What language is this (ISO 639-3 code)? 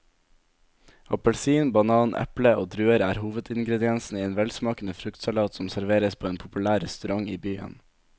nor